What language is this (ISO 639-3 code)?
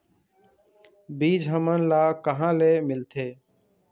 hne